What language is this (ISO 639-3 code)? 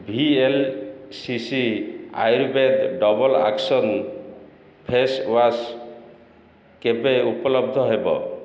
ori